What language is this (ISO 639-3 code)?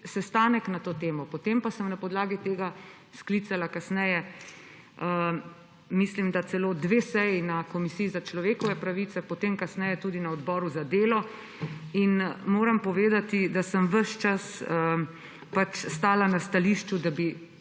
slv